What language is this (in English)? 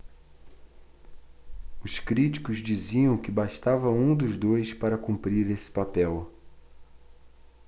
Portuguese